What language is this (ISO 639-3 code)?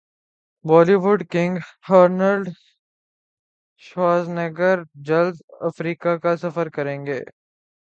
urd